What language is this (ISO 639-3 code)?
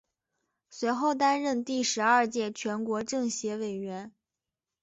zho